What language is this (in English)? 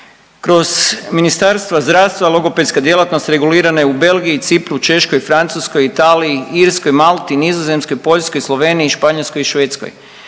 Croatian